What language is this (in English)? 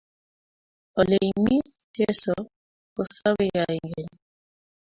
Kalenjin